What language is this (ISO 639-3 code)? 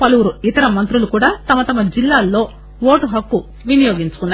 tel